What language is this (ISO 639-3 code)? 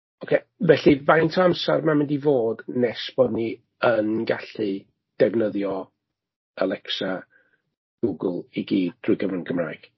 cym